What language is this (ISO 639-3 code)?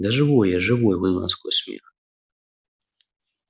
rus